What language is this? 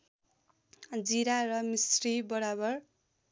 Nepali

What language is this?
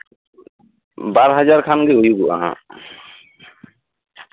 Santali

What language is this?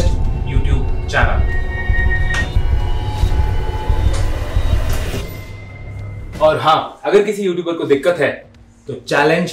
Hindi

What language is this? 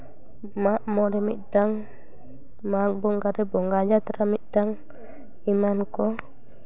Santali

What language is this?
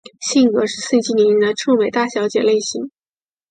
Chinese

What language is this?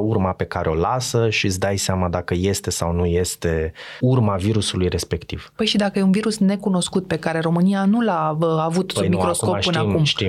Romanian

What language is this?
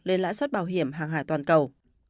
Vietnamese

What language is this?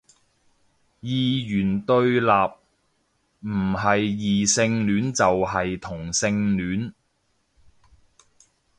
Cantonese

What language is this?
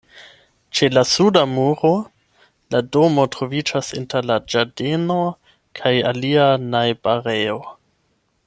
Esperanto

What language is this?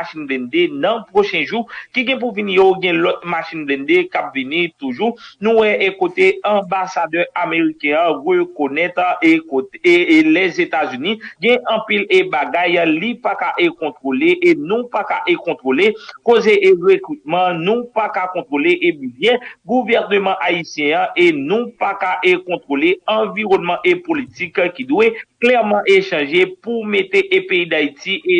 French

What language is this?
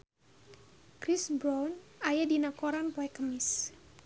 Sundanese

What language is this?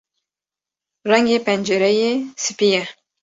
Kurdish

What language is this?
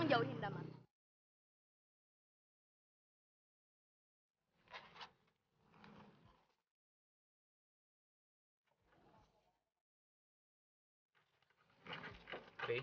Indonesian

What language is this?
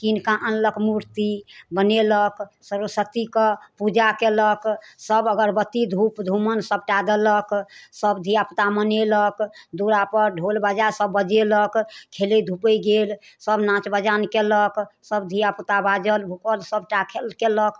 Maithili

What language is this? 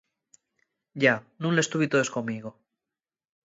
Asturian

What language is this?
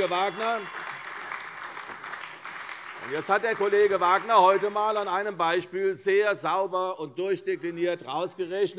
German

